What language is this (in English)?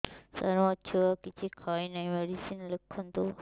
Odia